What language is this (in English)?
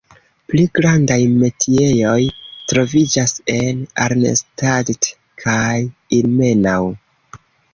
Esperanto